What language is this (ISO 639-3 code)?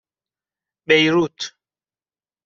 fas